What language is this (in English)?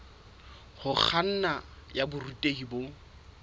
Southern Sotho